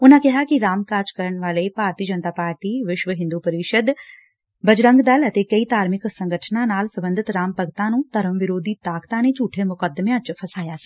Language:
Punjabi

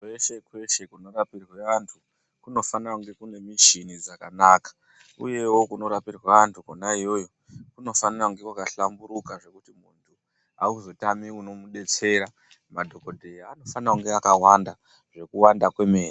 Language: Ndau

